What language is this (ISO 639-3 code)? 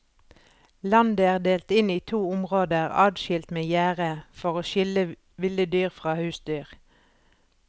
nor